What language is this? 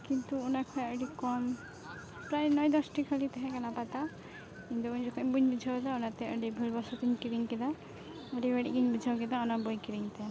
Santali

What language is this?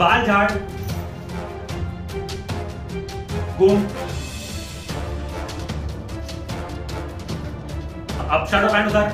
Hindi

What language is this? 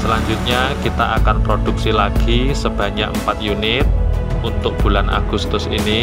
Indonesian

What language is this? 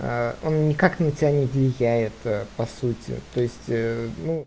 Russian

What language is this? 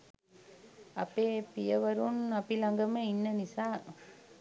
Sinhala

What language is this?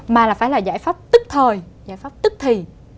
Vietnamese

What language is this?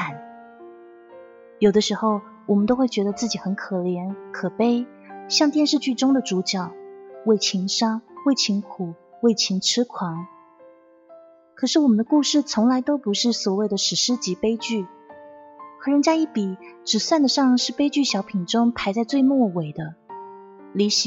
Chinese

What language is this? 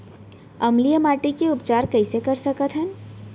Chhattisgarhi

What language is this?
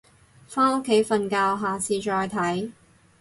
Cantonese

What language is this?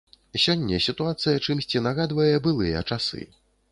Belarusian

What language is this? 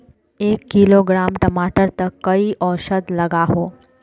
Magahi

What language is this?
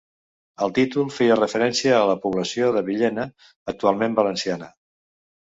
Catalan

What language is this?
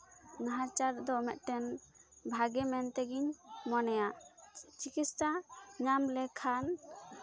Santali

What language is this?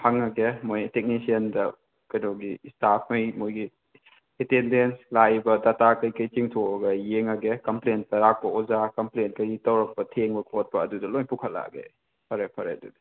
Manipuri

